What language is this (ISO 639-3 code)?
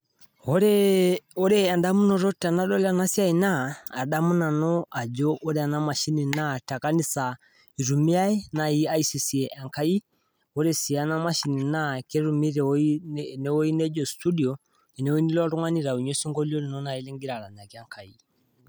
mas